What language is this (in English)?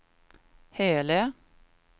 Swedish